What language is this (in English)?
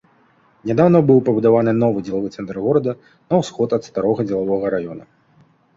Belarusian